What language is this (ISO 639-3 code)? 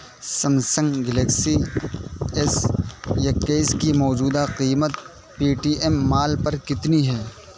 urd